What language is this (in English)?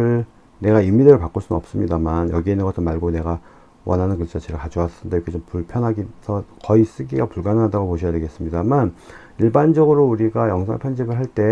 Korean